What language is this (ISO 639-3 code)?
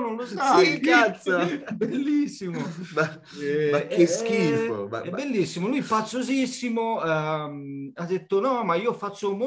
ita